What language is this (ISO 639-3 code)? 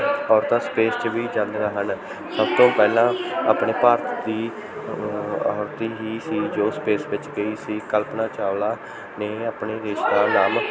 pan